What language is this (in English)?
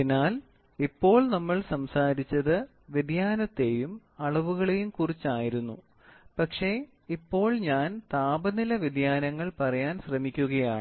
Malayalam